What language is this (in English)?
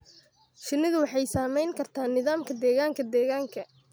Somali